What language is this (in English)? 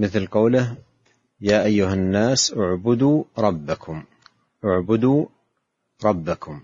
Arabic